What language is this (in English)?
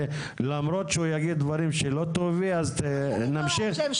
Hebrew